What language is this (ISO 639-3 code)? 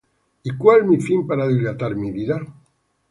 spa